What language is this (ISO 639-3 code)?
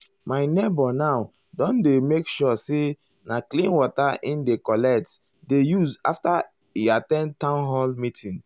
pcm